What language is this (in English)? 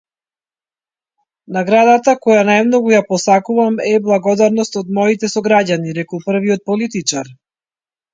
Macedonian